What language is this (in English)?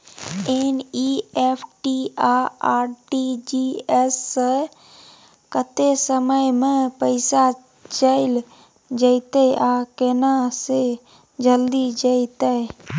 Maithili